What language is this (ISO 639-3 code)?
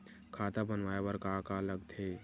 hne